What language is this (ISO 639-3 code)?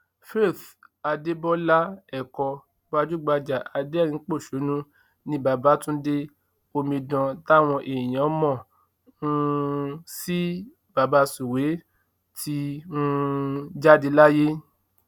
yor